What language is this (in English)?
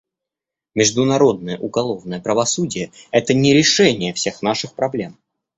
Russian